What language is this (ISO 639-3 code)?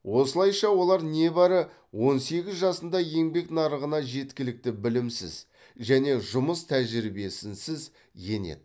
kaz